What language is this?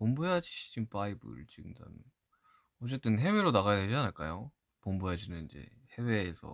Korean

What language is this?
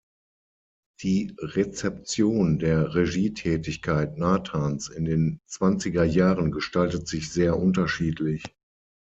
German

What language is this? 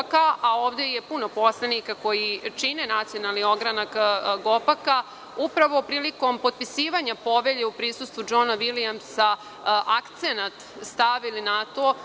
Serbian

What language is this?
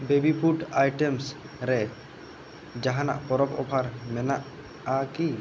Santali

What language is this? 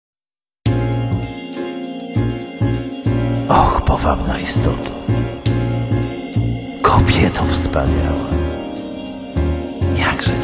Polish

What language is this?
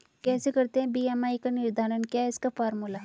Hindi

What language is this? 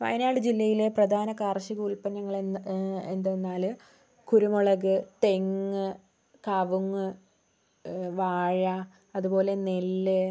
Malayalam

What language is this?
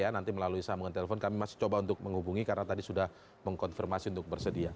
Indonesian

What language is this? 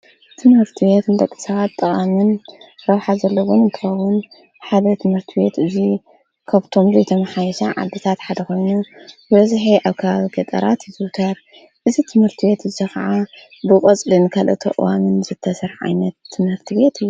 Tigrinya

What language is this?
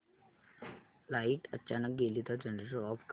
Marathi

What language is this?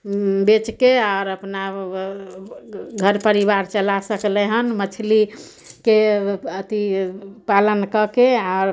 Maithili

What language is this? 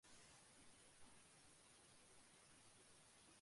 Japanese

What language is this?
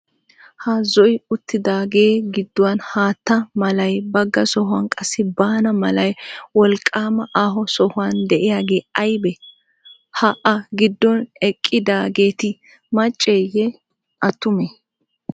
Wolaytta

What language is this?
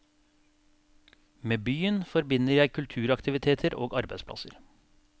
Norwegian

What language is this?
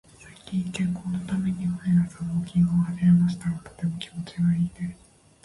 Japanese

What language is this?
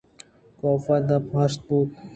Eastern Balochi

